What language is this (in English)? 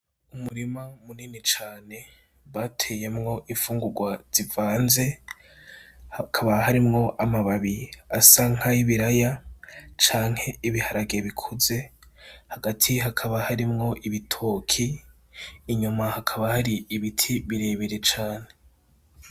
Rundi